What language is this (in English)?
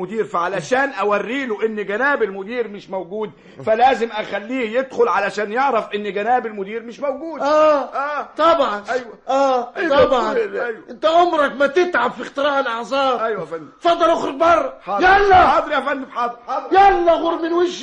Arabic